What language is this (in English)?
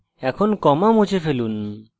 Bangla